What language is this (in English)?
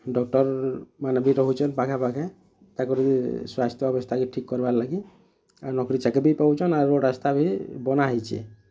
Odia